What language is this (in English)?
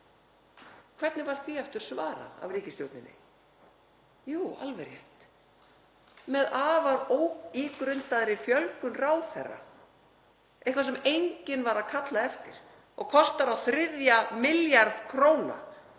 Icelandic